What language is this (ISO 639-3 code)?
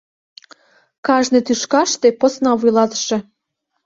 chm